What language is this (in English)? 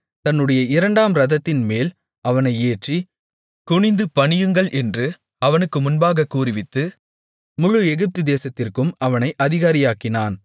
Tamil